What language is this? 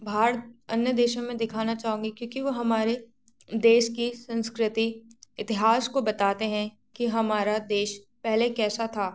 Hindi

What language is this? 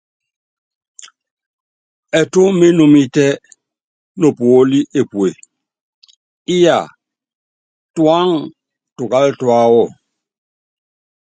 Yangben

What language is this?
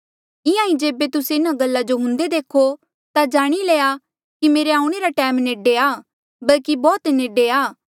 Mandeali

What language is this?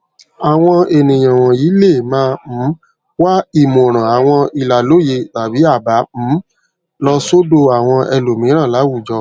Yoruba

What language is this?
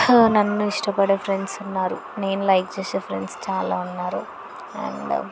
Telugu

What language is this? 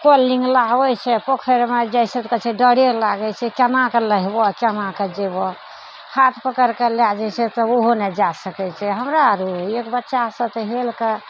Maithili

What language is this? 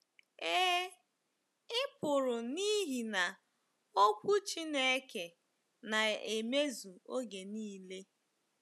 Igbo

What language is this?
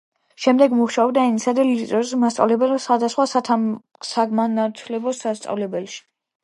Georgian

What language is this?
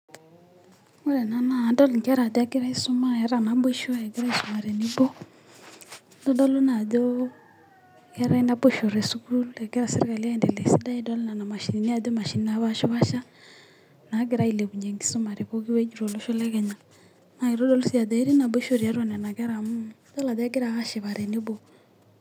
Masai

